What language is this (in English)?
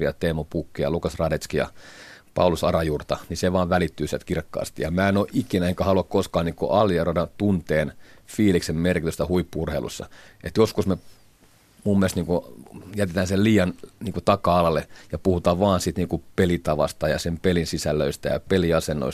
Finnish